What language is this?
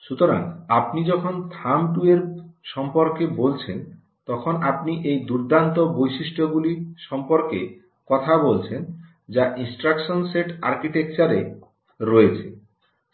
Bangla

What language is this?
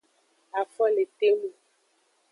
Aja (Benin)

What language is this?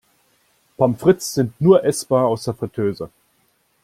German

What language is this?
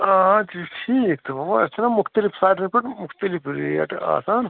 Kashmiri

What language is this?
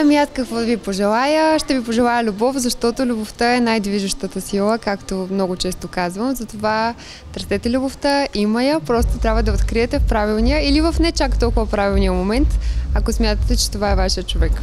Bulgarian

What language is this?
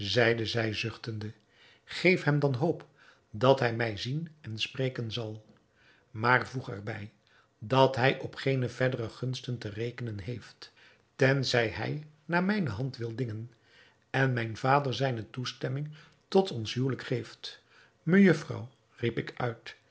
Dutch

